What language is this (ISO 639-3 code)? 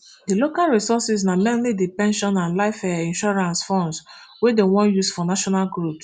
pcm